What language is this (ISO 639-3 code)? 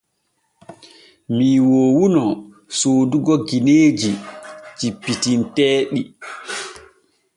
fue